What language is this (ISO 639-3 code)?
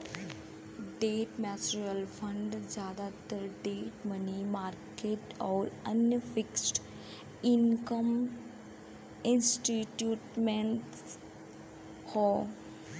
bho